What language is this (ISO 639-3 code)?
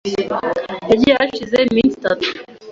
kin